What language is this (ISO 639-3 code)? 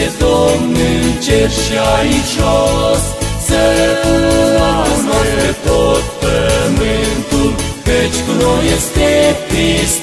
ron